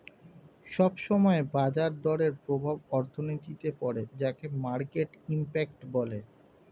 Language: Bangla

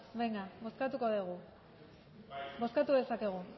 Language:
Basque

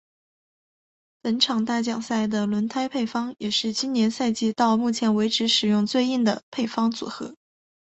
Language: Chinese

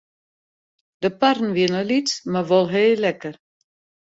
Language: Western Frisian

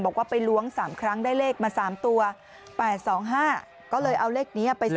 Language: Thai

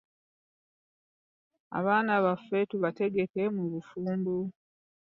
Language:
Ganda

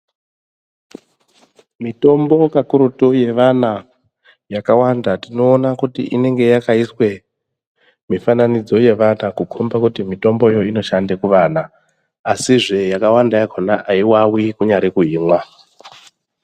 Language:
Ndau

